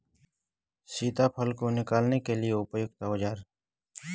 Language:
Hindi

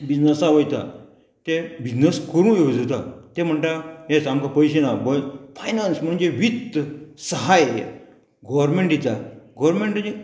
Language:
Konkani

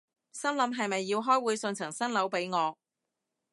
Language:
Cantonese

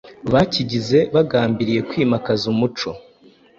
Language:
Kinyarwanda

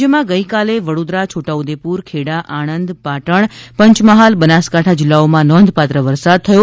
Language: Gujarati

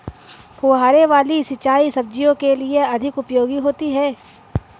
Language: Hindi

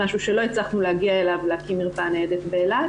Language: Hebrew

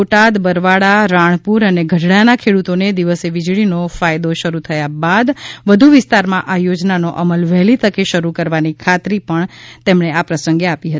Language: Gujarati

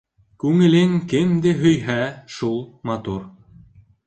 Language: Bashkir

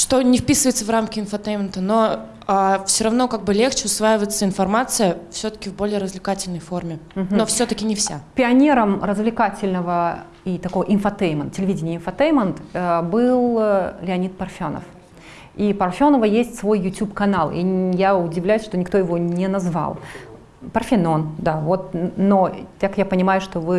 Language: Russian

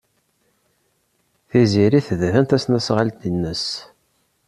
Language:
Kabyle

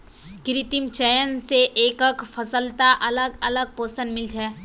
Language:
Magahi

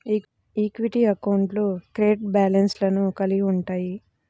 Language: Telugu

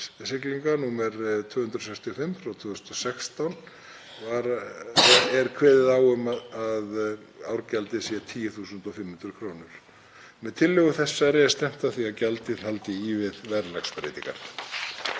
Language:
Icelandic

